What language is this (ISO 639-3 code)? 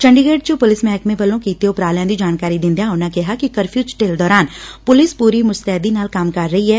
pan